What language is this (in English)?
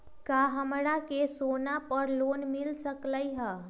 Magahi